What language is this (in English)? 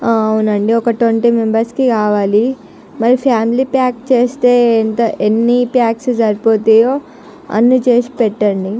Telugu